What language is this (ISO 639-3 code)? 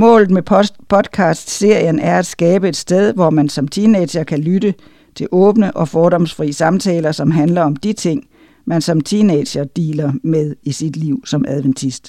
dan